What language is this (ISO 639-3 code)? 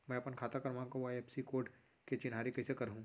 hne